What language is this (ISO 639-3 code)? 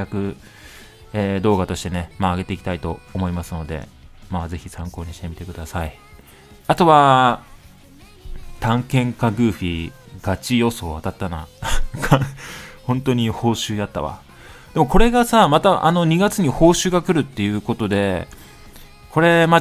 jpn